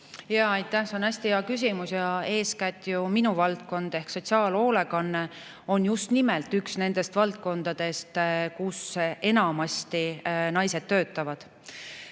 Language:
Estonian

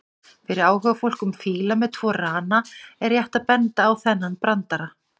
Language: Icelandic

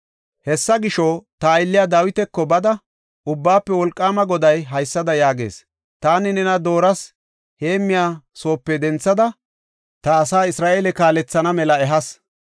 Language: Gofa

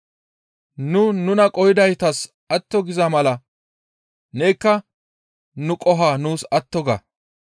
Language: Gamo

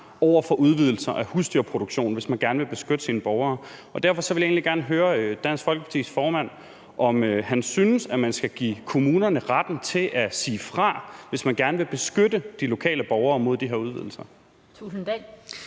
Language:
Danish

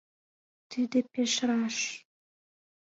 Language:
Mari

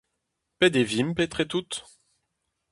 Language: Breton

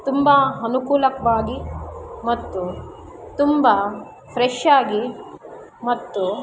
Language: Kannada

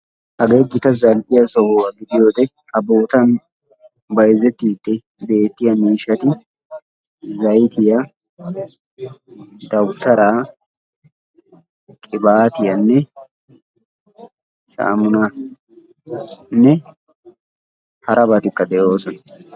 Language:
Wolaytta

